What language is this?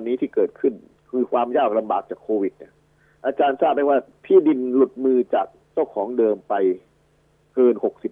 Thai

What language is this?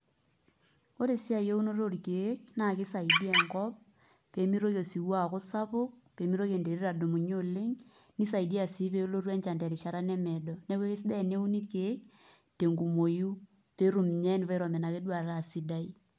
Masai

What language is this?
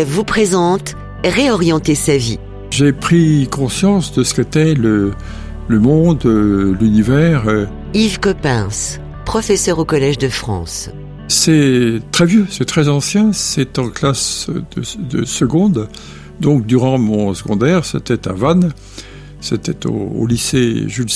French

